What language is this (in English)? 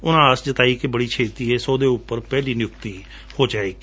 Punjabi